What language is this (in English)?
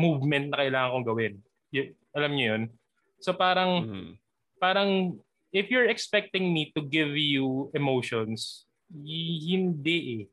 Filipino